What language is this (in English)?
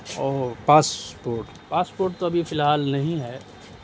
Urdu